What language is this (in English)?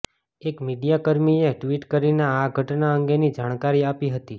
Gujarati